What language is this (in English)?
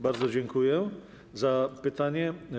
Polish